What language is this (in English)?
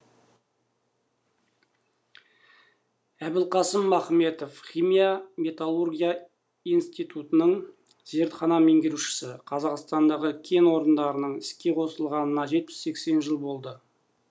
Kazakh